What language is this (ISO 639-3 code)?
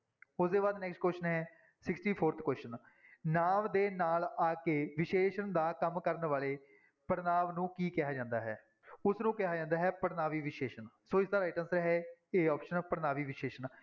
pan